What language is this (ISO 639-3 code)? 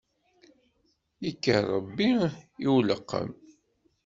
kab